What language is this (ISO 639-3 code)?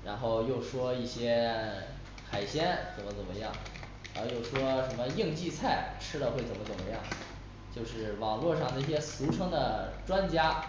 zho